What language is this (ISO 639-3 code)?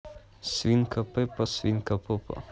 rus